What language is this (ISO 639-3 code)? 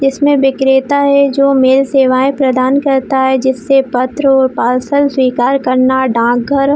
hin